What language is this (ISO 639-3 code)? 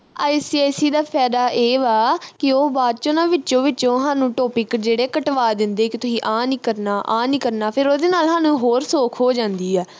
pan